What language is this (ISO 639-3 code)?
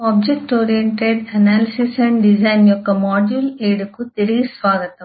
tel